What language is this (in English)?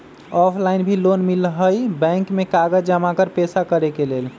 Magahi